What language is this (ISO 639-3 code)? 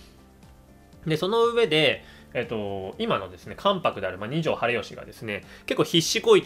jpn